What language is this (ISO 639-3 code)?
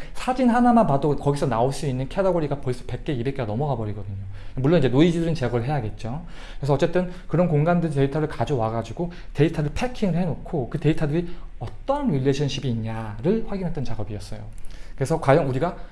kor